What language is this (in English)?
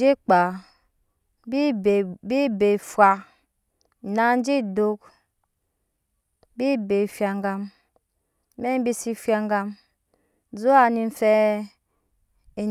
Nyankpa